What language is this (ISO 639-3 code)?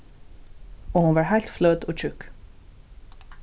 fao